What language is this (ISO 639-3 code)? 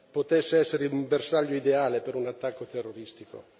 ita